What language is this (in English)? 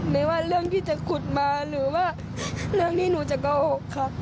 Thai